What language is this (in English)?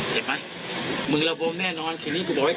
Thai